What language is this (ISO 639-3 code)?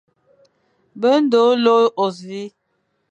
fan